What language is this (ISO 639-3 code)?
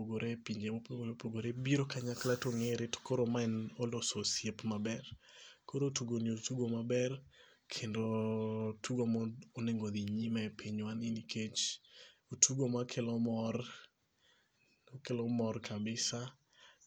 luo